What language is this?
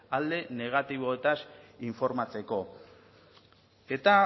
Basque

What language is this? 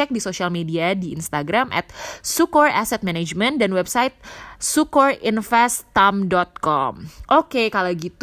Indonesian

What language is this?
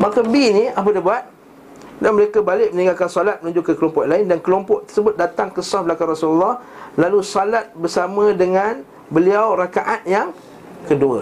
Malay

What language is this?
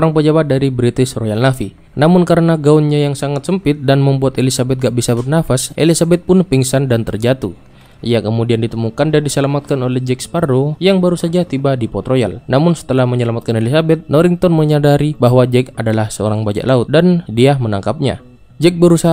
Indonesian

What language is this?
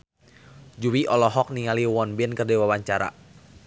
Sundanese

